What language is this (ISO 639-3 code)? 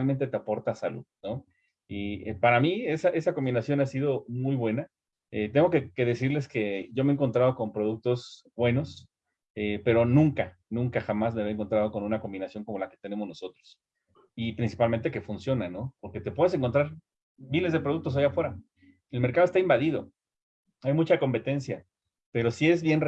spa